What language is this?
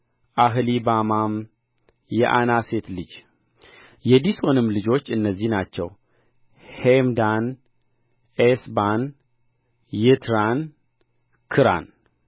Amharic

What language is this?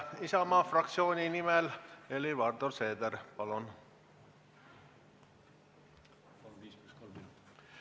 Estonian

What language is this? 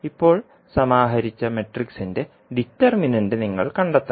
Malayalam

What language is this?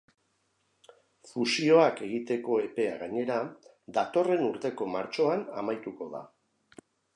Basque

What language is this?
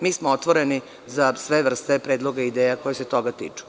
Serbian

